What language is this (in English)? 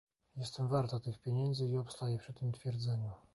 Polish